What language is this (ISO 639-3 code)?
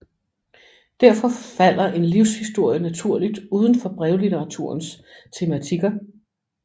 dan